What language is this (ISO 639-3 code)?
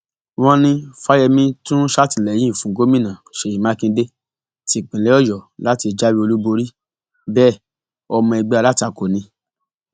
yor